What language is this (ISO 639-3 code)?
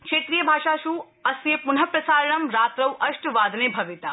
san